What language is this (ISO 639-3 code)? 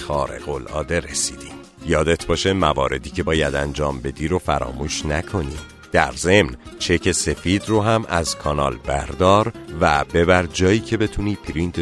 fas